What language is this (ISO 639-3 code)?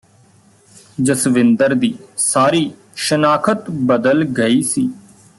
pan